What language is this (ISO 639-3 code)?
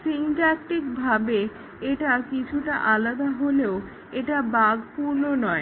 ben